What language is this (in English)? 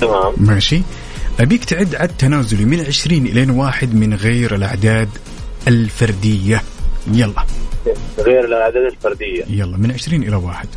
Arabic